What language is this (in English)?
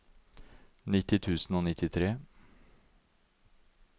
Norwegian